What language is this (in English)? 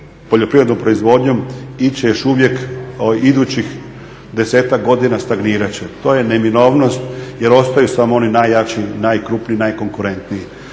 Croatian